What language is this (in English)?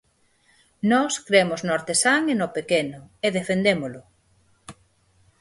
Galician